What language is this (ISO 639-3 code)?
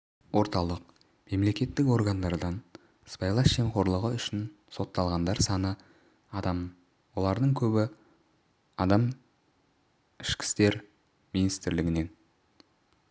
kaz